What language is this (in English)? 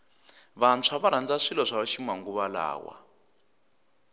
Tsonga